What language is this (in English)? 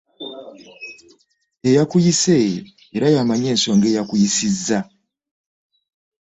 Ganda